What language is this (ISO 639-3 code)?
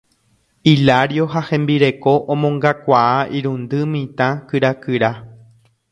grn